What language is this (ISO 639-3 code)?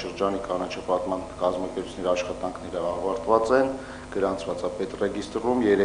ron